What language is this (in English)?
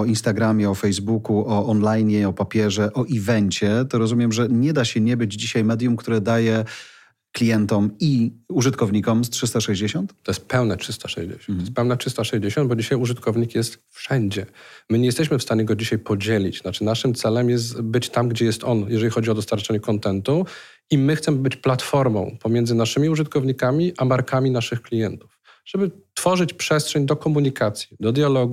Polish